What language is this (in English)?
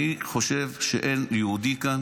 Hebrew